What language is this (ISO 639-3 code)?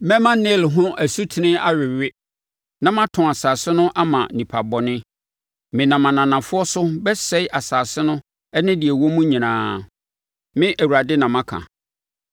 aka